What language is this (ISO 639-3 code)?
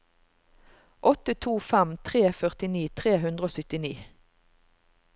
nor